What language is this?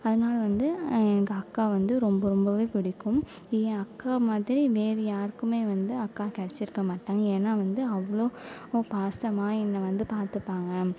Tamil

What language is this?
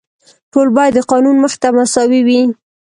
Pashto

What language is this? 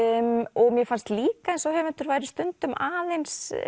Icelandic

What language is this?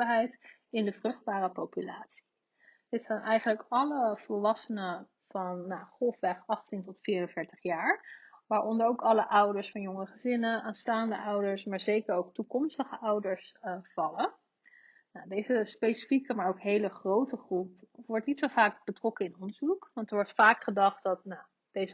Dutch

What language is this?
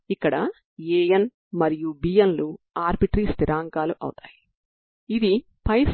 Telugu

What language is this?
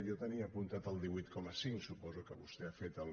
Catalan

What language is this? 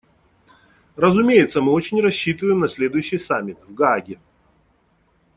Russian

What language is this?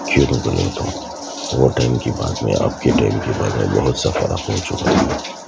Urdu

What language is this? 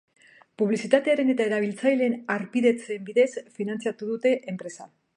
Basque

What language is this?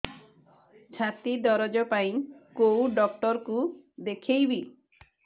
Odia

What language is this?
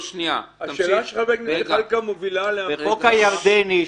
Hebrew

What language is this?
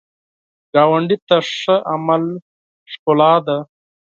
Pashto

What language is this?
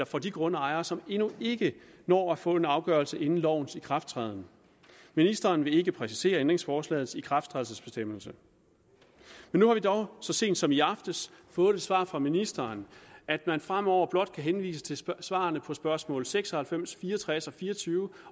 Danish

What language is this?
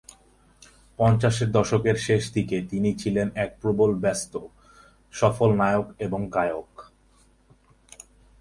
Bangla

